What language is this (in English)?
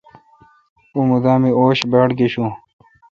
Kalkoti